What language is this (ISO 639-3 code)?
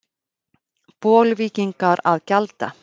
isl